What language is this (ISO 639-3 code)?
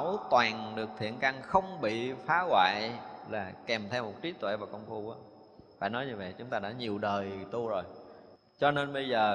vie